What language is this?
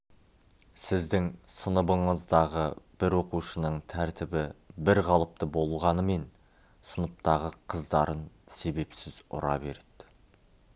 Kazakh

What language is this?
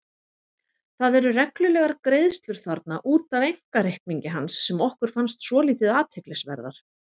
Icelandic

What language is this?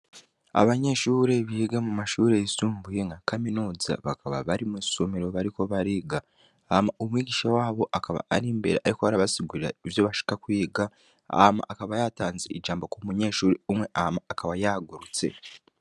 Rundi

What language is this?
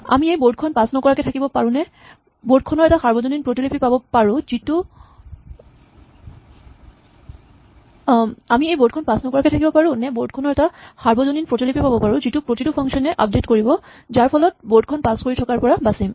Assamese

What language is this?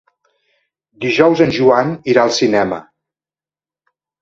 Catalan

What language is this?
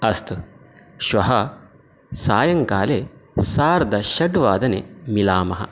Sanskrit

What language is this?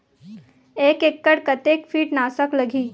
Chhattisgarhi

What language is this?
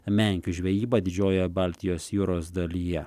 Lithuanian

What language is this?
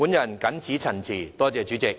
Cantonese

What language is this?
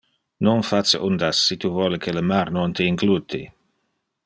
Interlingua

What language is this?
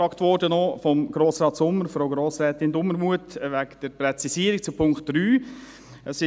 Swiss German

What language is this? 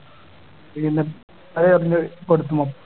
Malayalam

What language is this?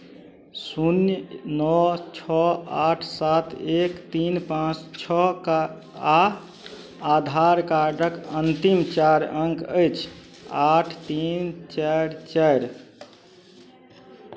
Maithili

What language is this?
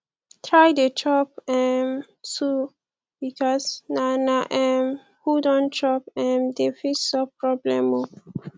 Nigerian Pidgin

